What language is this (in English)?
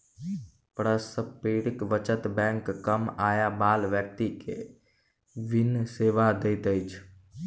Maithili